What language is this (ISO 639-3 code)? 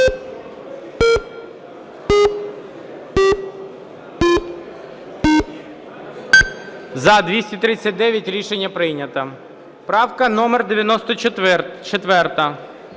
ukr